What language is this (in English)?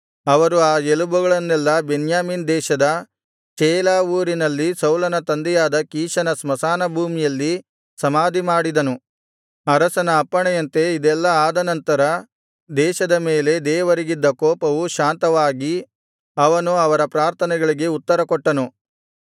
Kannada